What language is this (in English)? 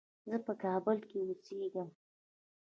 Pashto